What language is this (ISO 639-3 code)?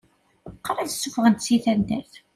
kab